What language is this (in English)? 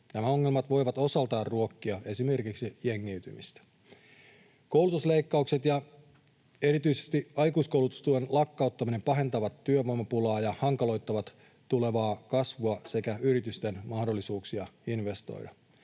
Finnish